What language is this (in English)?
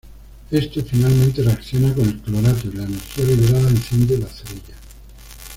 Spanish